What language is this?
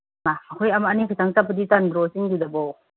Manipuri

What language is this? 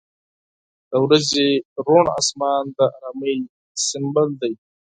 Pashto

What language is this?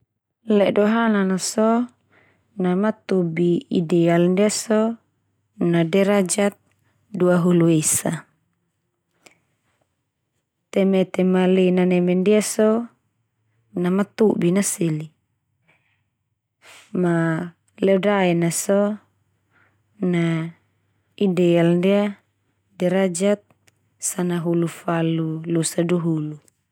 Termanu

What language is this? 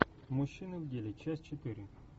Russian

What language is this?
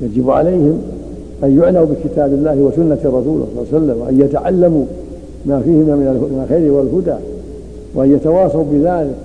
Arabic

